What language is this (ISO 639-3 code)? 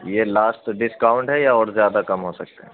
urd